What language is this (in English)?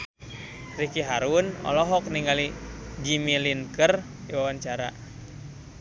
Sundanese